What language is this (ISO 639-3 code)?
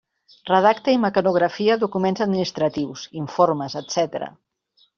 cat